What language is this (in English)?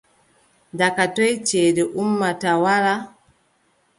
Adamawa Fulfulde